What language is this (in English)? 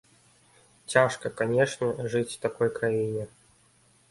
Belarusian